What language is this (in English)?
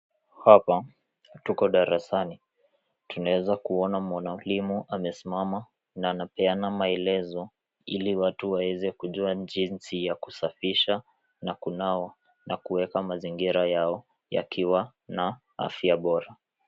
Swahili